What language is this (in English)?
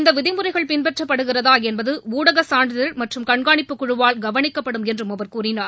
Tamil